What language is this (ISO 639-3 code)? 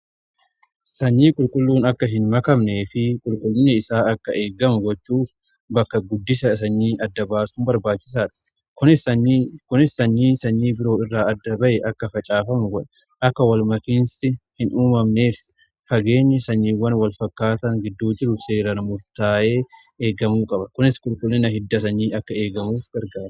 orm